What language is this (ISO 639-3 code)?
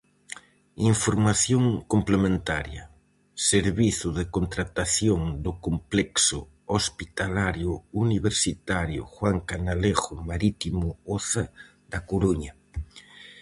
glg